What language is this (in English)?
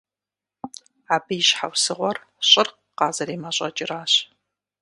Kabardian